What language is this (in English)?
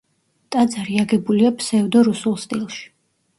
Georgian